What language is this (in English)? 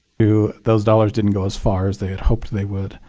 English